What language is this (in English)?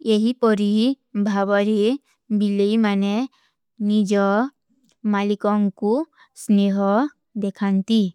Kui (India)